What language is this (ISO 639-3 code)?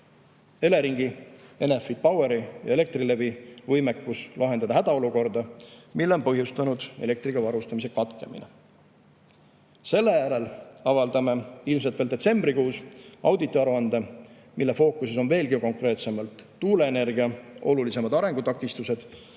est